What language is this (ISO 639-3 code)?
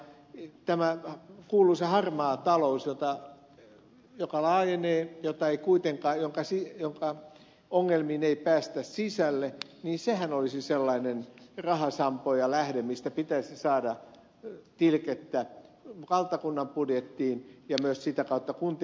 fin